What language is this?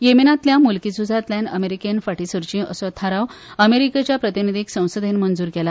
Konkani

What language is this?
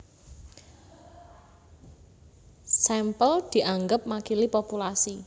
Javanese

